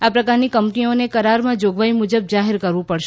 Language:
Gujarati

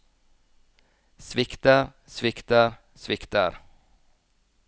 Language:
Norwegian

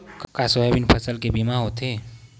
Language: Chhattisgarhi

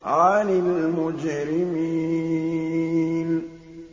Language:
Arabic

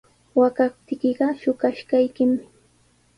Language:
Sihuas Ancash Quechua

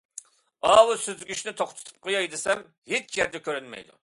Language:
Uyghur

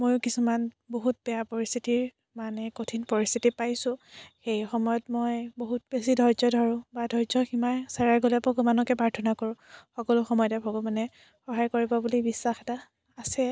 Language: Assamese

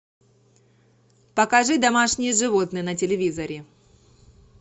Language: Russian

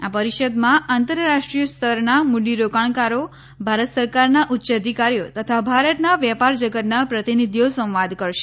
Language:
Gujarati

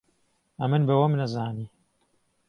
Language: Central Kurdish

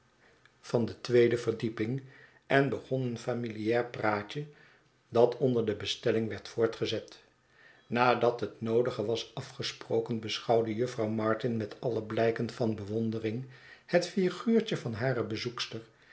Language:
Dutch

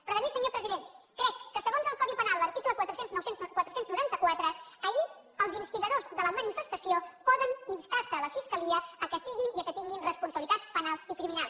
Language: Catalan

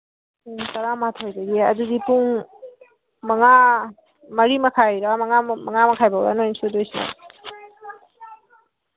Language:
Manipuri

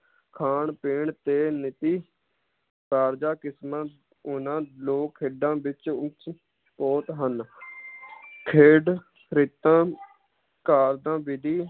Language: Punjabi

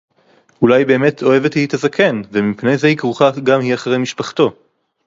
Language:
Hebrew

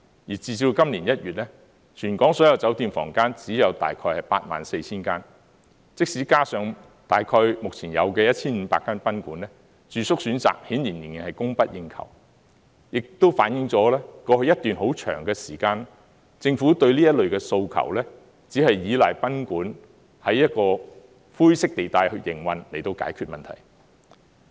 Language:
Cantonese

